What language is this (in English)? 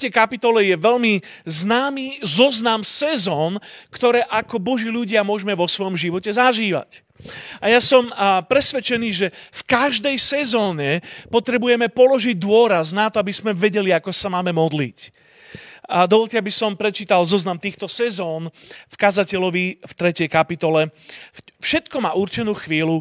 Slovak